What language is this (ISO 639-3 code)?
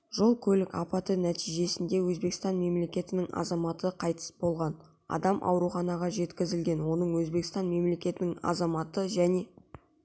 kaz